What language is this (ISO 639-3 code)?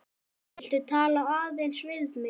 isl